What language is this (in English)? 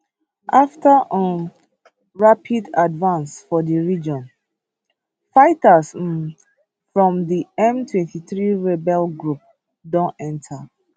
Nigerian Pidgin